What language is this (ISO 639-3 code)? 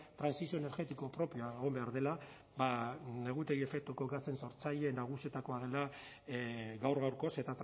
eus